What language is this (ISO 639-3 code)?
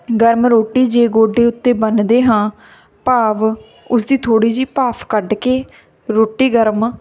pan